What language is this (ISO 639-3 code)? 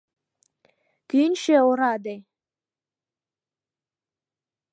chm